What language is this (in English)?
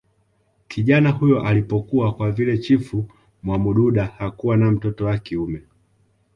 Swahili